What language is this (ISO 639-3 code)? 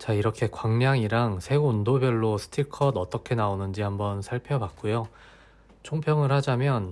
kor